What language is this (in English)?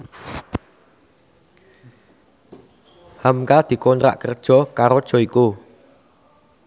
Javanese